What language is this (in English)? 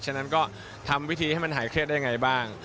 Thai